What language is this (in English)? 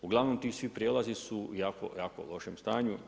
Croatian